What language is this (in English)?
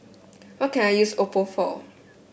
English